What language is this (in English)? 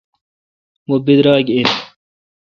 Kalkoti